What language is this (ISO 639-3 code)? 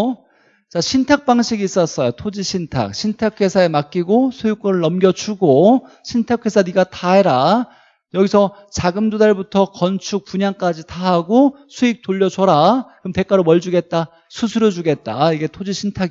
kor